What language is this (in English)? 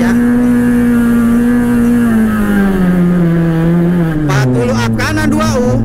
Indonesian